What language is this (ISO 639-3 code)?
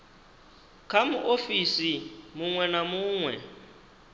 ven